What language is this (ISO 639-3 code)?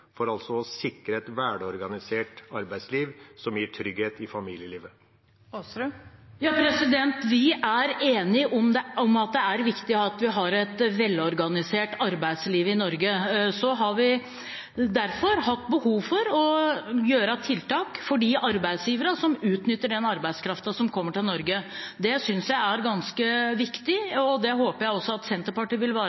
nob